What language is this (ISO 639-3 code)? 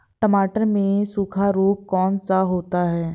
hin